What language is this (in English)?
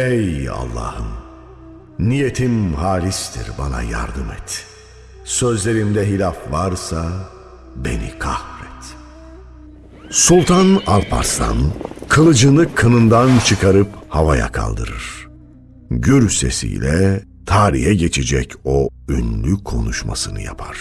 Turkish